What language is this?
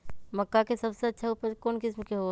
Magahi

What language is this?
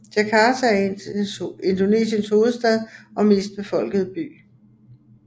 Danish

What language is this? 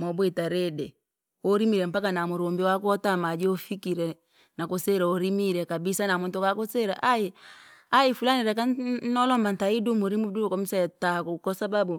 Langi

